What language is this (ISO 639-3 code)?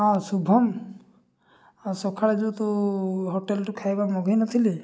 ori